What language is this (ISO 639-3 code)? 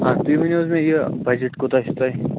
kas